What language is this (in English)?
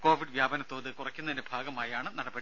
Malayalam